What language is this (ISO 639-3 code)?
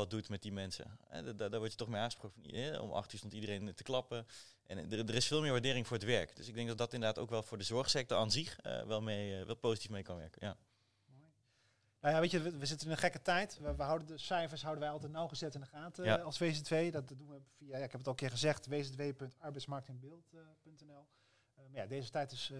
nld